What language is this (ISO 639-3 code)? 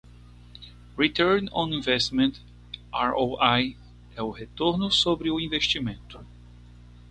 por